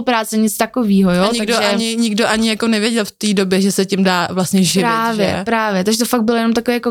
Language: Czech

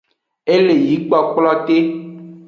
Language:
Aja (Benin)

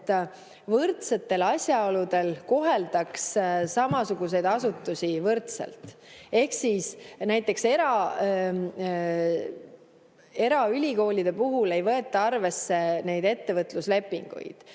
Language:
Estonian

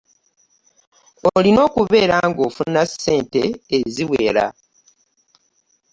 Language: Ganda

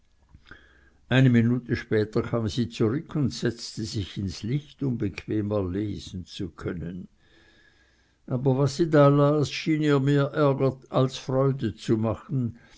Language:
German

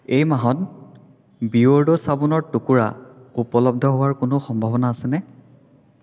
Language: Assamese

